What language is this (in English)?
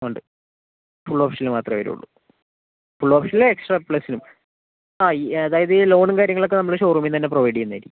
Malayalam